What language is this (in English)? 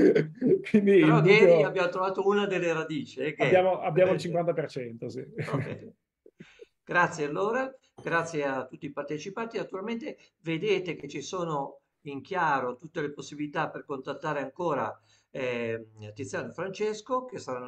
Italian